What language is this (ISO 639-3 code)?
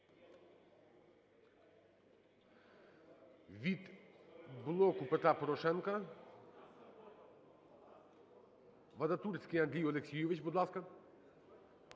ukr